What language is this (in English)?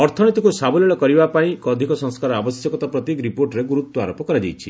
Odia